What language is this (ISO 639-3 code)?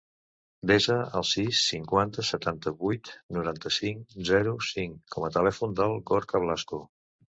cat